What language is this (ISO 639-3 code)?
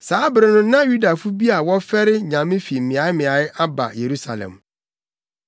aka